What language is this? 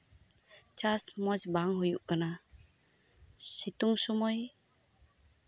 Santali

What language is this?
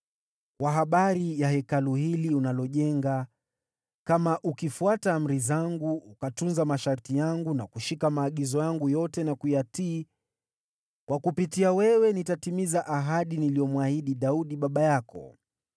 Swahili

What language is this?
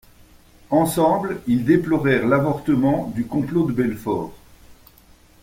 French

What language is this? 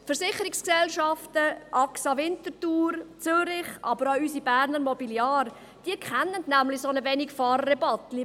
Swiss German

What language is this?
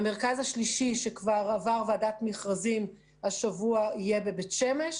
Hebrew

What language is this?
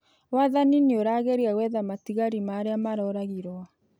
Kikuyu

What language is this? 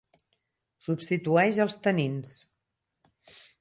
Catalan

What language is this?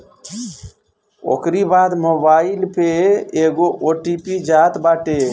Bhojpuri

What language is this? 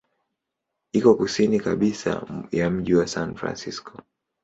Swahili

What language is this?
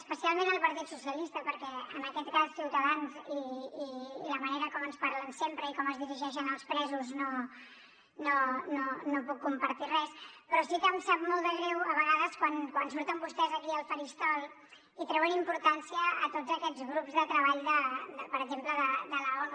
Catalan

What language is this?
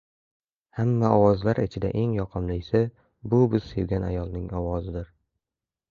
Uzbek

